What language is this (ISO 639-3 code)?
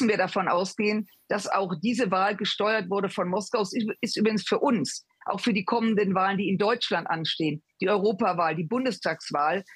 deu